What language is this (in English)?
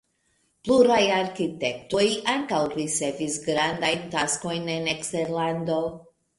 Esperanto